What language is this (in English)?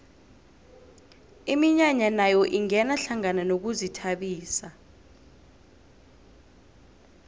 South Ndebele